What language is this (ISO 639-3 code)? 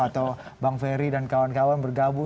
ind